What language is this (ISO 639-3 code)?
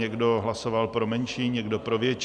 ces